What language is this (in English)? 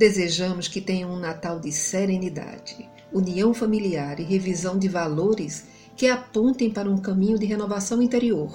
Portuguese